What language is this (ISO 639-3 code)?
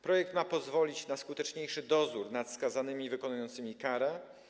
pol